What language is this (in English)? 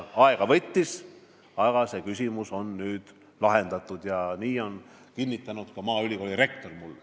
Estonian